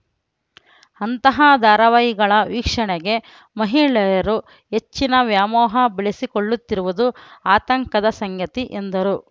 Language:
Kannada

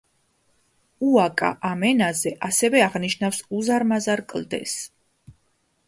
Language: Georgian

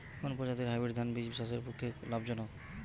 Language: Bangla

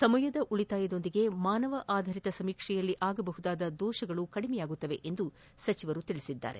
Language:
Kannada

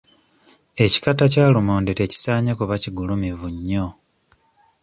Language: Ganda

